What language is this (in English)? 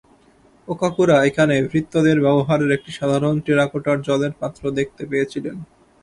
Bangla